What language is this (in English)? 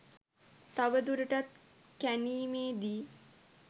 Sinhala